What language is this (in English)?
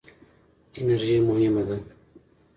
Pashto